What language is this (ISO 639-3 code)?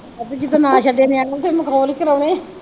pan